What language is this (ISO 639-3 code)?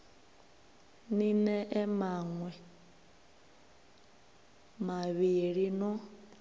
ven